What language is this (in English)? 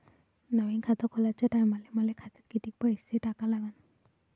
Marathi